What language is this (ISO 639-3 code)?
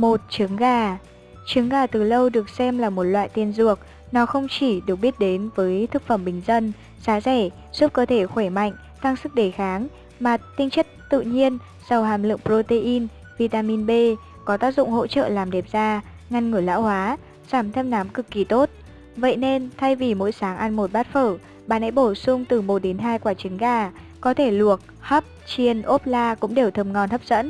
vie